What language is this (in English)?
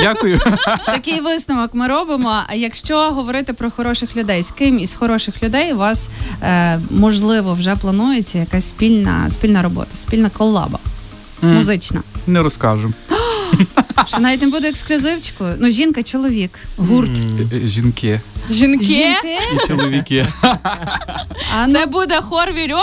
Ukrainian